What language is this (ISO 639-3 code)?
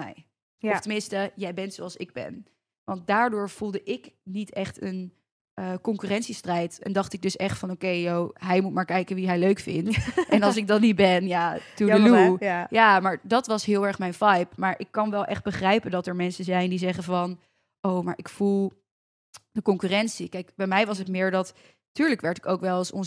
nld